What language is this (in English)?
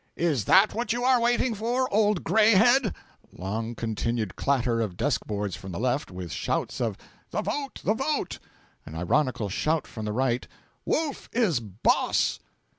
English